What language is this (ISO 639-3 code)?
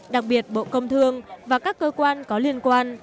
vie